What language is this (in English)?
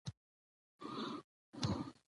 Pashto